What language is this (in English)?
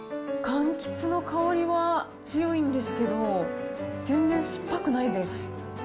Japanese